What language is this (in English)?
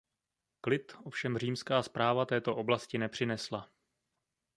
Czech